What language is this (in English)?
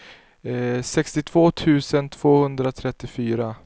Swedish